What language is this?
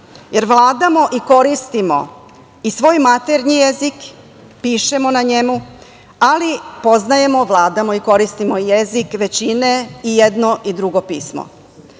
Serbian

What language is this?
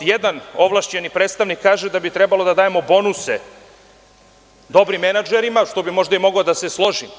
Serbian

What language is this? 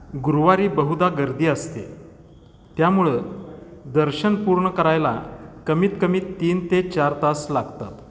Marathi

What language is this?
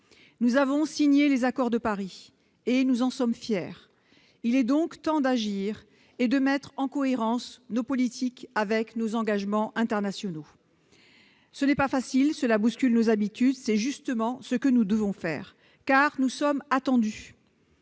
French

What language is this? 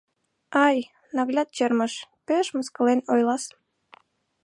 Mari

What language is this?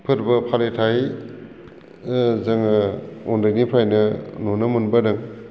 Bodo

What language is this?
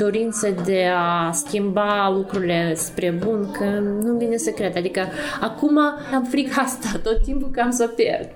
Romanian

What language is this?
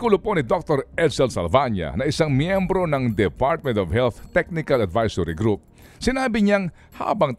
Filipino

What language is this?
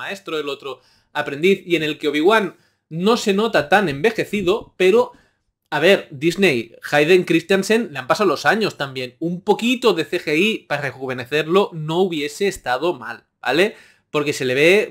Spanish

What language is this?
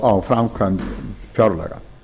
Icelandic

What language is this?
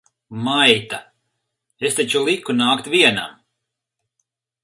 Latvian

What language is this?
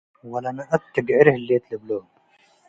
Tigre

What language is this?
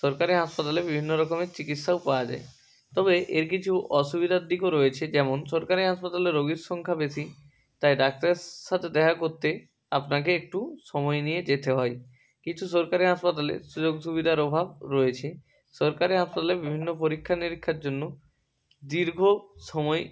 Bangla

